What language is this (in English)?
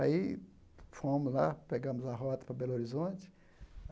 Portuguese